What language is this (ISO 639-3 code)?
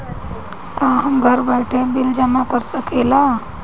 bho